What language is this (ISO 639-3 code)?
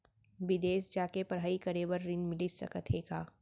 hne